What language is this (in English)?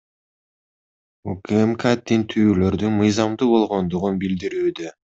Kyrgyz